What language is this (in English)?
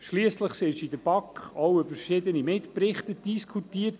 Swiss German